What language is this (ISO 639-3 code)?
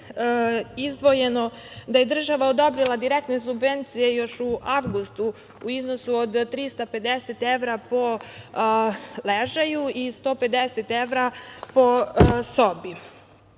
srp